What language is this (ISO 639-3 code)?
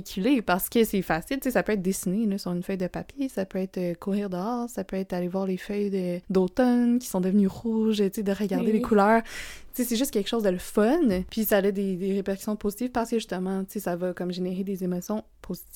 fra